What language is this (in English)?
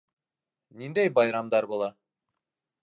Bashkir